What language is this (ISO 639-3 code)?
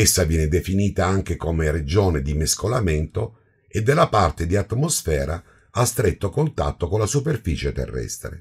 ita